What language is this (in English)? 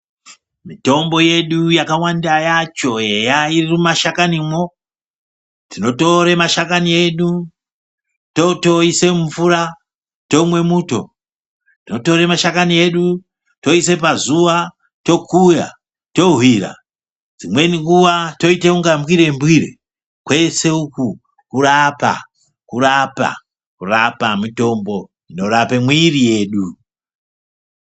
Ndau